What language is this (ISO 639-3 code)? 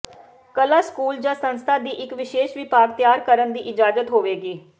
pan